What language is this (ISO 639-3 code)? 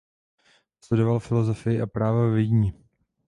ces